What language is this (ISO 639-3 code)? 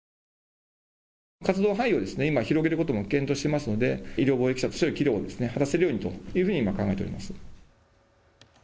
jpn